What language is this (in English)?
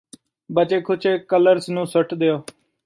Punjabi